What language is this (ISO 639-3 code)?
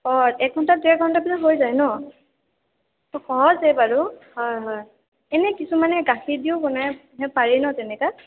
asm